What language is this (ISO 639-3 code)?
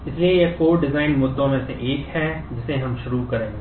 hin